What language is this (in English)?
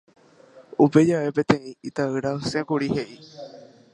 Guarani